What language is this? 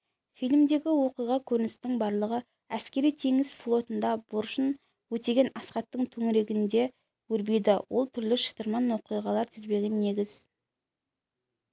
Kazakh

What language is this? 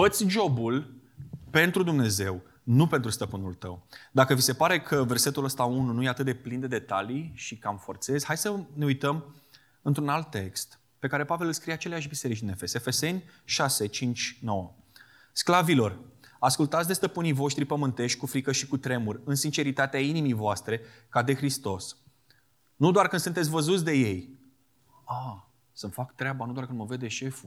Romanian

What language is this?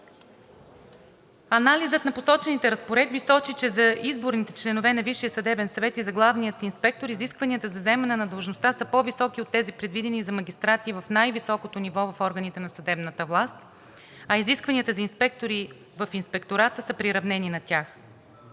Bulgarian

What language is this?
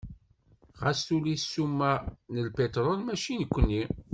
Kabyle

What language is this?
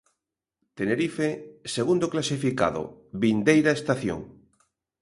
Galician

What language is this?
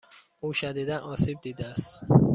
Persian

